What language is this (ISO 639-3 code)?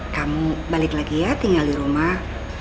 ind